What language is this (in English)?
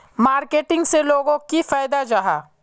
Magahi